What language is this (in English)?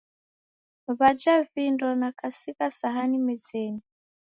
Taita